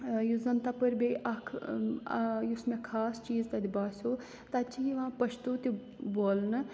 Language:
Kashmiri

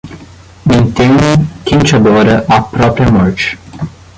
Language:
Portuguese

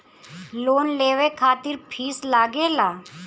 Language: Bhojpuri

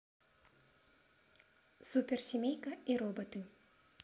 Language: Russian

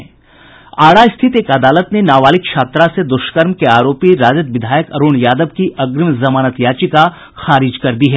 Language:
Hindi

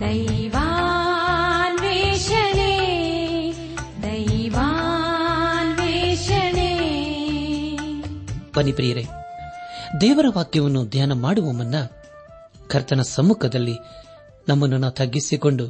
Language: Kannada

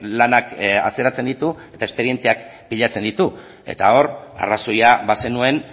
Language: Basque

